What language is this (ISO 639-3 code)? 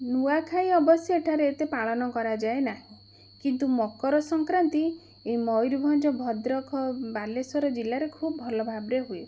ori